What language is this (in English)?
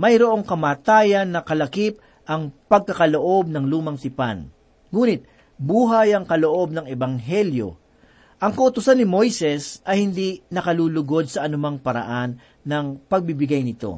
Filipino